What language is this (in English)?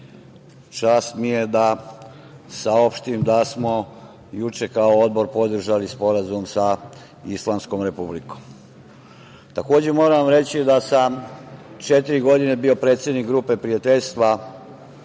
Serbian